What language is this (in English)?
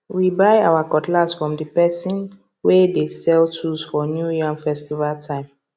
Nigerian Pidgin